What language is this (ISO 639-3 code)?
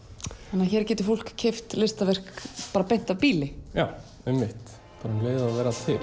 isl